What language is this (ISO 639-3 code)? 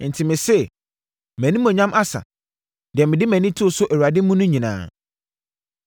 aka